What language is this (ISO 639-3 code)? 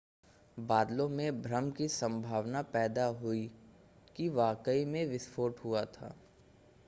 hin